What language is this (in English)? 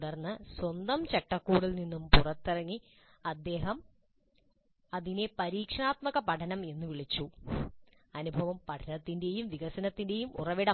Malayalam